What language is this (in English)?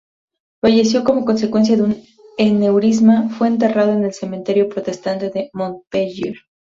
Spanish